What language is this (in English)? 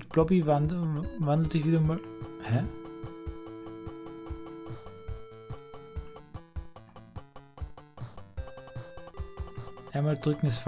German